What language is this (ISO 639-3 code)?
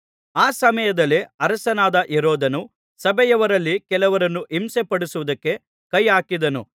kan